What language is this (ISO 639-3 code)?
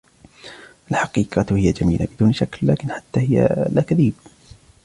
ara